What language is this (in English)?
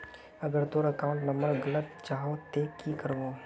Magahi